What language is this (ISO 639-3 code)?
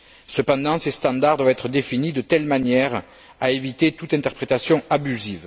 fra